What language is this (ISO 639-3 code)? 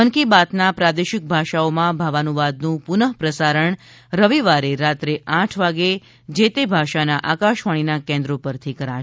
guj